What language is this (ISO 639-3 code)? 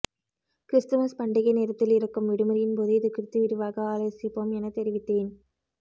tam